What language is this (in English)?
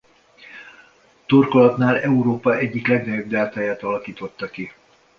Hungarian